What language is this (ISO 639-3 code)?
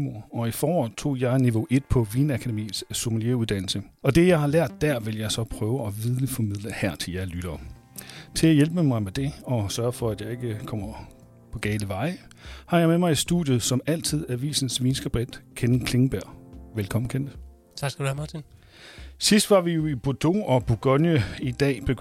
dan